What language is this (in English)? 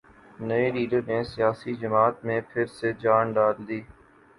Urdu